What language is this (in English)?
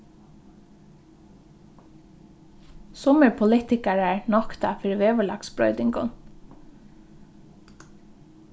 Faroese